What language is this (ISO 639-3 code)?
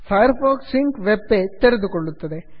kan